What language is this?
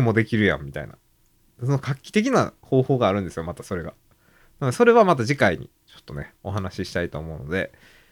Japanese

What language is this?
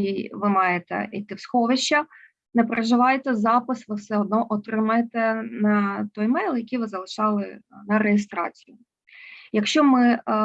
Ukrainian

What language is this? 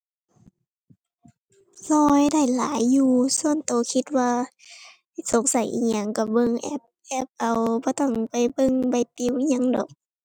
Thai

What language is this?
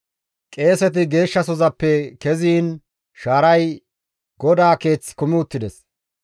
Gamo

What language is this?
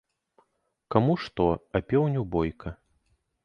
Belarusian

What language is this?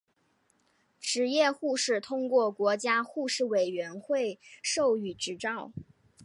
Chinese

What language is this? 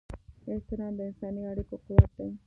Pashto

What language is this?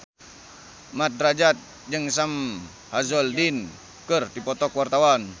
Sundanese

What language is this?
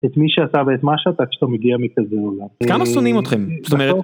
Hebrew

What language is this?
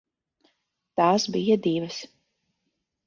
Latvian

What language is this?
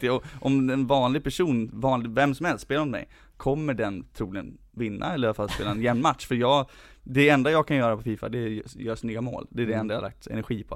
Swedish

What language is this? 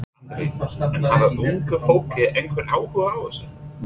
Icelandic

